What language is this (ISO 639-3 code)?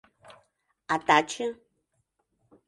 chm